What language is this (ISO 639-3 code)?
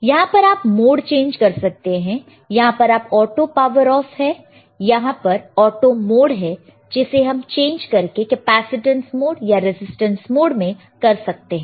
hin